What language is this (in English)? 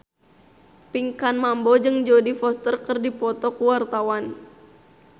Sundanese